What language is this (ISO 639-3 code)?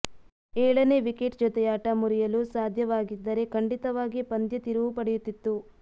kan